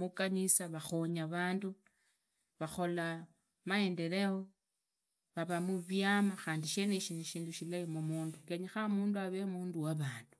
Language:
Idakho-Isukha-Tiriki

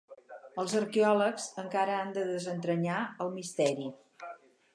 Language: Catalan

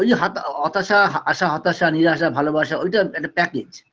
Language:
Bangla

